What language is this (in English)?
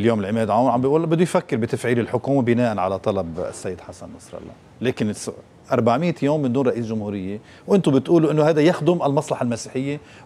Arabic